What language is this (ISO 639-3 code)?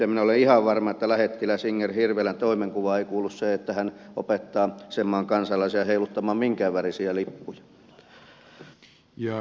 fin